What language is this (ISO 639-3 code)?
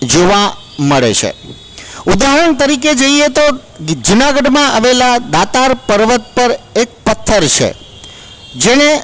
guj